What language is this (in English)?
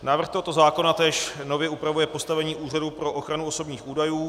Czech